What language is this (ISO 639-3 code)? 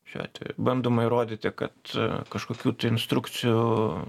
lit